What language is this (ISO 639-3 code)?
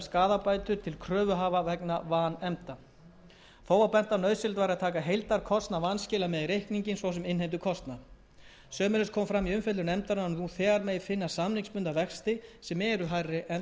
isl